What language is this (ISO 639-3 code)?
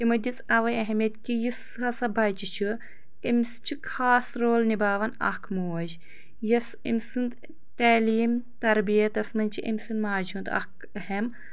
kas